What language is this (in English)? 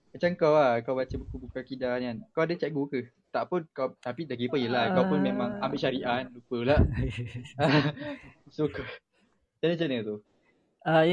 Malay